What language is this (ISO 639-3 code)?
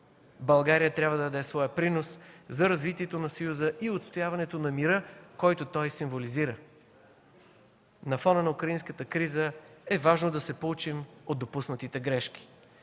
bul